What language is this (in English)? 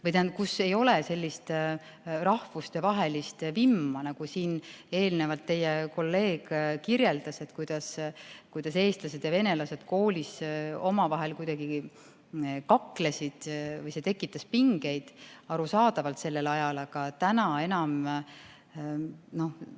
Estonian